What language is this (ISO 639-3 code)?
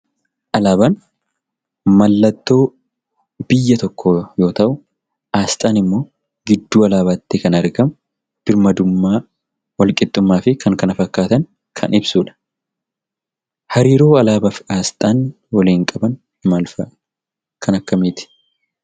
orm